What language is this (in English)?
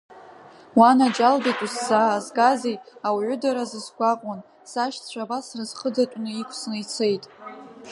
Abkhazian